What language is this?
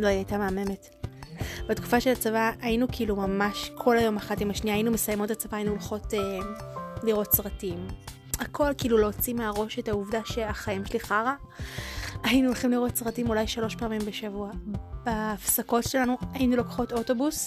Hebrew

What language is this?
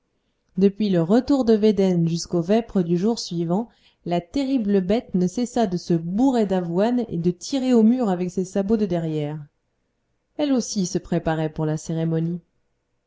French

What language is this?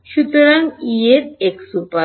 Bangla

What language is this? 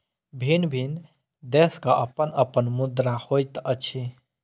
Maithili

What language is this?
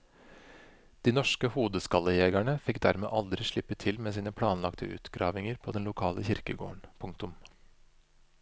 Norwegian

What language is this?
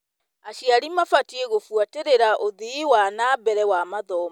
Kikuyu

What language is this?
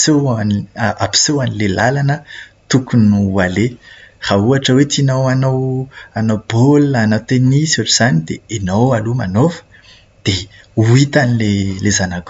Malagasy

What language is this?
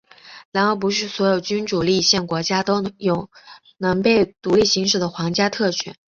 Chinese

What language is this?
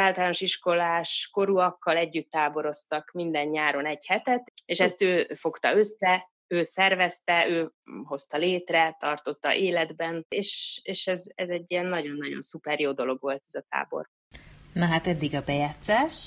Hungarian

